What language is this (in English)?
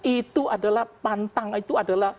Indonesian